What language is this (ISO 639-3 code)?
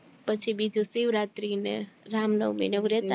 guj